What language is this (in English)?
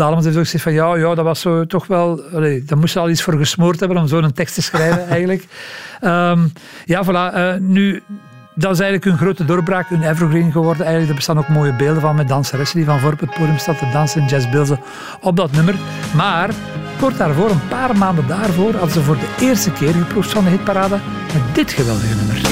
Dutch